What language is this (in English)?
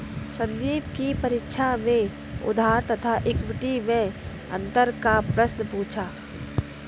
Hindi